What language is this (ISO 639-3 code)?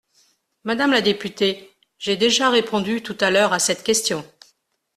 fra